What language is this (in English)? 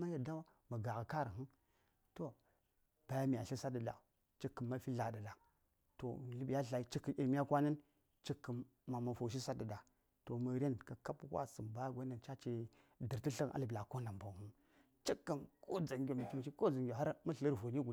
Saya